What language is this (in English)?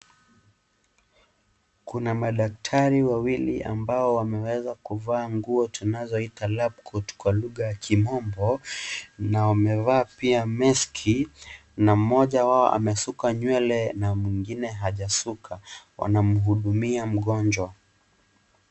Swahili